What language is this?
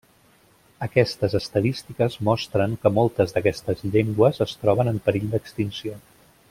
Catalan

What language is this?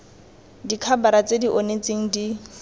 Tswana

